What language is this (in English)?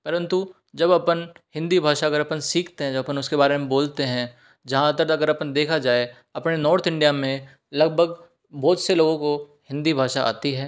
Hindi